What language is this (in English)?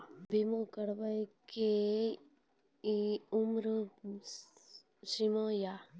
Maithili